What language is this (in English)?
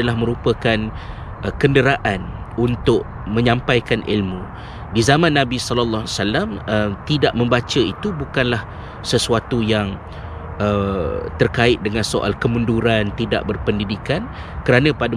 Malay